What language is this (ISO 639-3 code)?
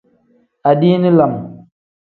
kdh